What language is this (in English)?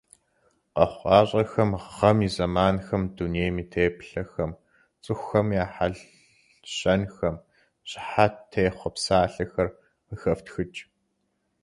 Kabardian